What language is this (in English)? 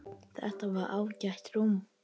Icelandic